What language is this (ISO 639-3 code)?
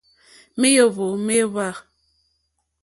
bri